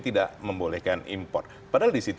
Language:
Indonesian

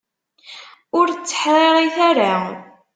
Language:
Kabyle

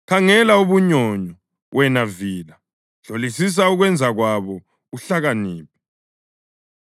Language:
North Ndebele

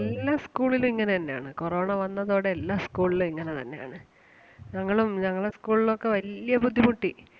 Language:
Malayalam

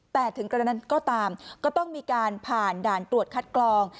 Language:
Thai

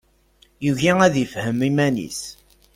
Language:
Kabyle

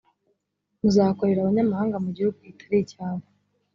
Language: Kinyarwanda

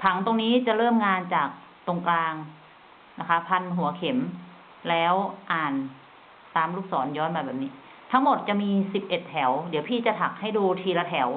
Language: Thai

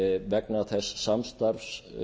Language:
Icelandic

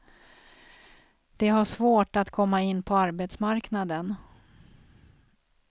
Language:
Swedish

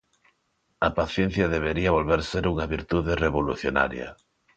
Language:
Galician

